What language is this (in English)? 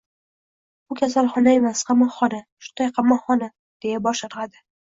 Uzbek